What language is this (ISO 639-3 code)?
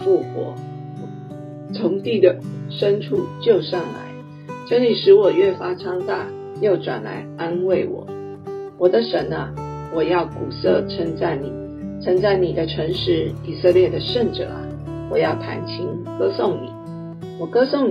zho